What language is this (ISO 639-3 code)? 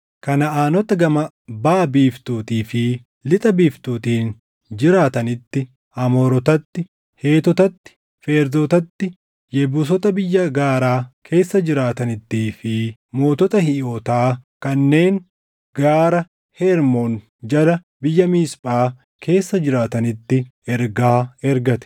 orm